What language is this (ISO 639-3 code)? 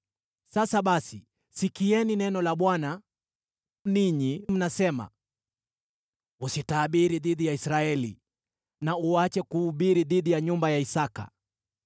swa